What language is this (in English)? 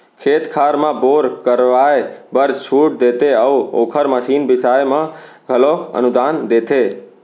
Chhattisgarhi